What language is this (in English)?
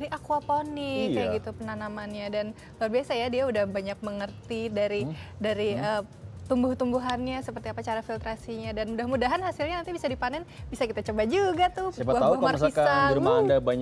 Indonesian